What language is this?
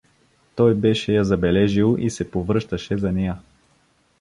Bulgarian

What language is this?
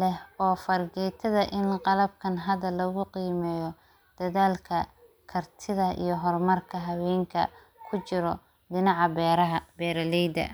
Somali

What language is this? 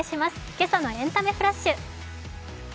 Japanese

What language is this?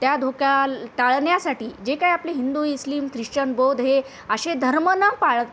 Marathi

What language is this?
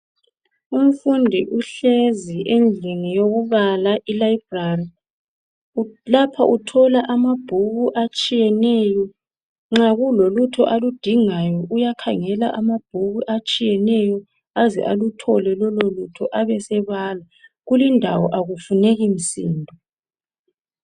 North Ndebele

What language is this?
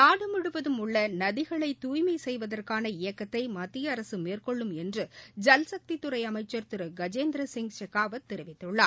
Tamil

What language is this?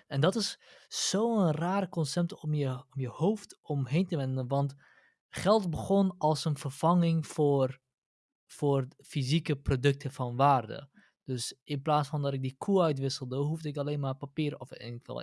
Dutch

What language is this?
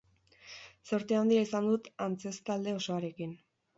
Basque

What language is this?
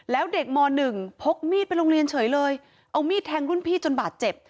Thai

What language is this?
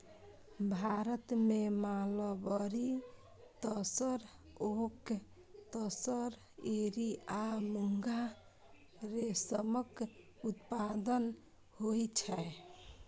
Maithili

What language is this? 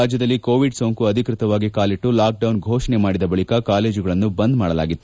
Kannada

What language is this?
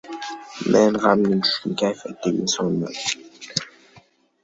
Uzbek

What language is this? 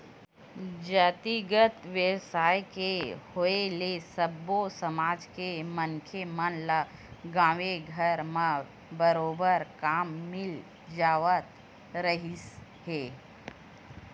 Chhattisgarhi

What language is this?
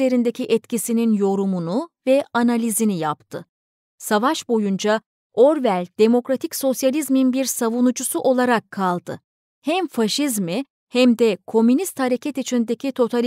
Turkish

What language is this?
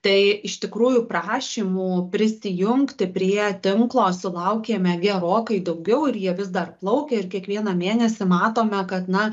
Lithuanian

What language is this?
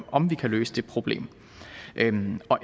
Danish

